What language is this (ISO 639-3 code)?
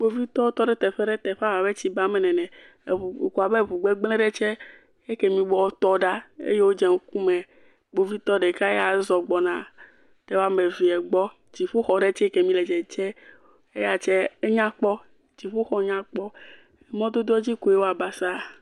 ewe